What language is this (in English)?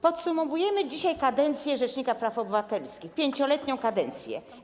Polish